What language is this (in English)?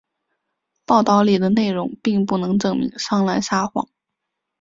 Chinese